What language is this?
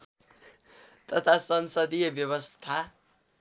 Nepali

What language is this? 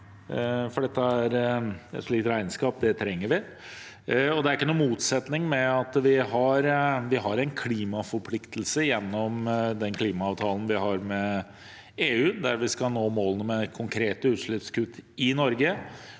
Norwegian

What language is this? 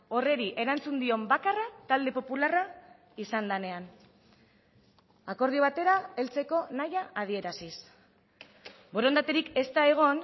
Basque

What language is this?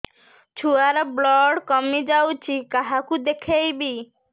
Odia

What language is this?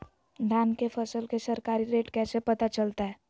Magahi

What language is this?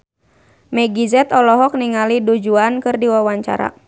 Sundanese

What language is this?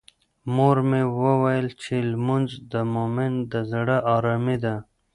Pashto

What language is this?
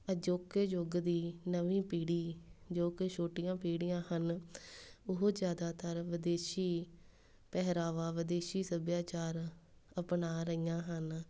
Punjabi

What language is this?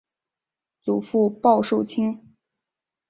Chinese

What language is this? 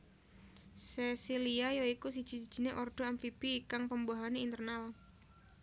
Javanese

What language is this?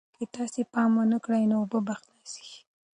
Pashto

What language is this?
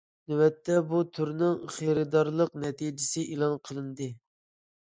Uyghur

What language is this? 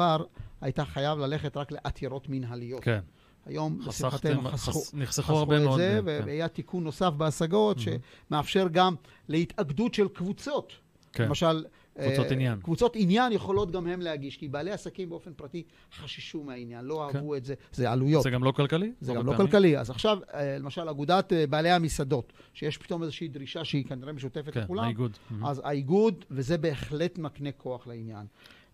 Hebrew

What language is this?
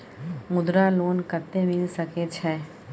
Maithili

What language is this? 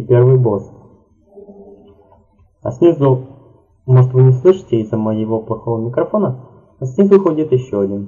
Russian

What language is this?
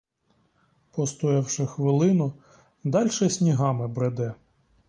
Ukrainian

